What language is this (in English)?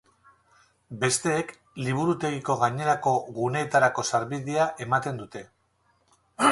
Basque